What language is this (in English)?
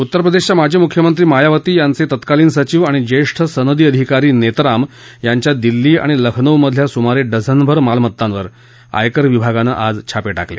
Marathi